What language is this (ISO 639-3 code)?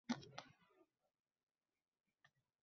uzb